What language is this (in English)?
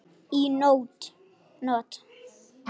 Icelandic